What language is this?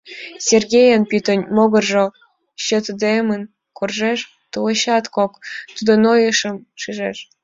Mari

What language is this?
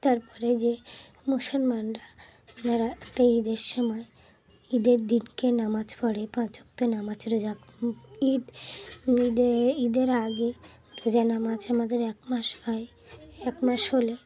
Bangla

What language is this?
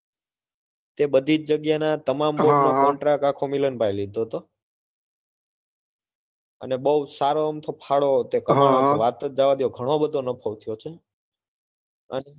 Gujarati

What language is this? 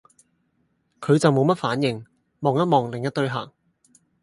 Cantonese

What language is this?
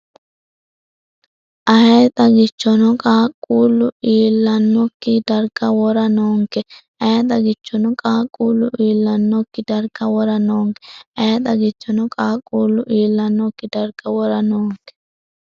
Sidamo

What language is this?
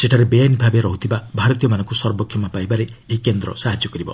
Odia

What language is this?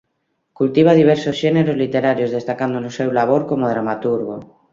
Galician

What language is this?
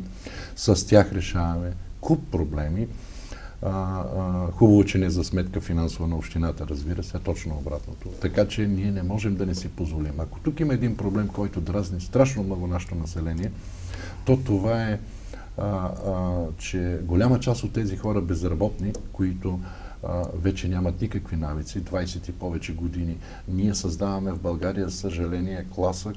Bulgarian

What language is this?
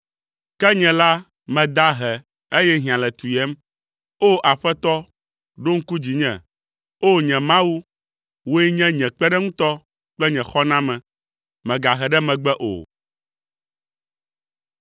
Ewe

